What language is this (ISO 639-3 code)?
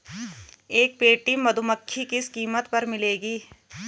hin